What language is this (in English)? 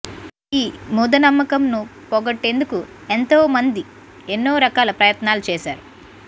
Telugu